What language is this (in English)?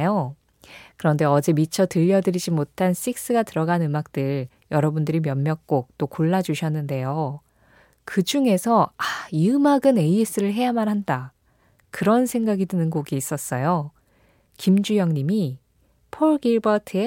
Korean